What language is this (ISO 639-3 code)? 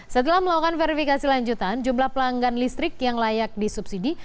ind